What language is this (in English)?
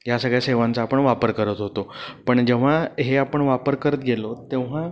Marathi